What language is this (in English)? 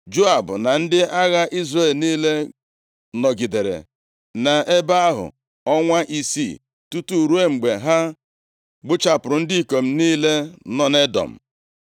Igbo